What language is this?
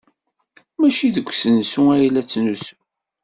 Kabyle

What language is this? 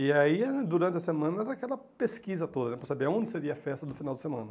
Portuguese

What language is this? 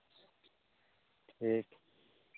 Santali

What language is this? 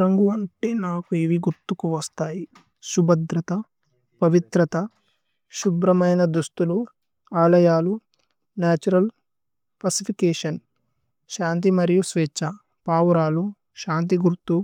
Tulu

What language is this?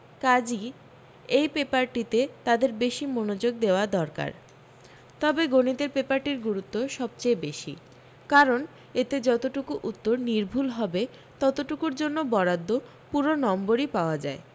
Bangla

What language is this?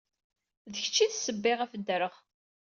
Kabyle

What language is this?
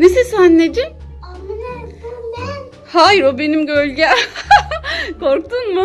Turkish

